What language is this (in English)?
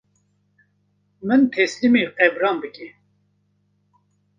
Kurdish